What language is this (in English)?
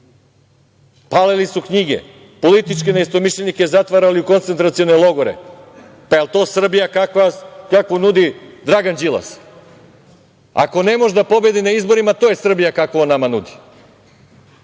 Serbian